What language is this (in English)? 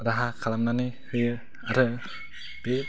Bodo